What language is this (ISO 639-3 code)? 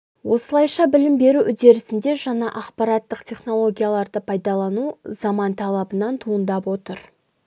kaz